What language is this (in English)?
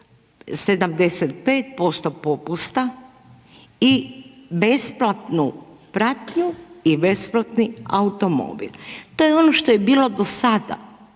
Croatian